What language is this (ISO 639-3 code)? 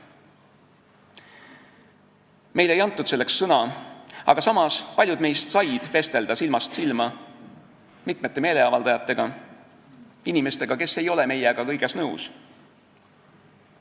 est